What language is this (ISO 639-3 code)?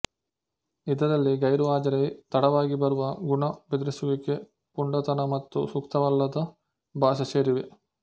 kan